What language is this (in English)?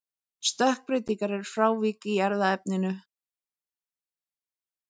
Icelandic